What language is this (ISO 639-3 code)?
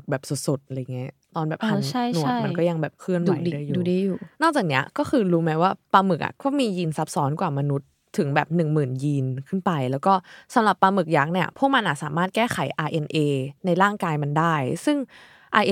tha